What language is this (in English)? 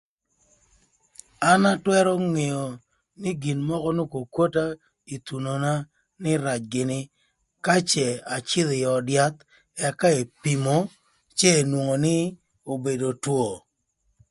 Thur